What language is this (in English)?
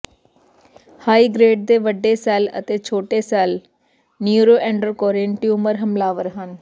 Punjabi